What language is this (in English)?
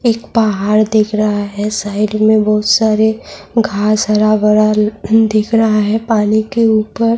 Urdu